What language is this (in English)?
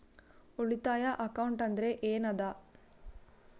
Kannada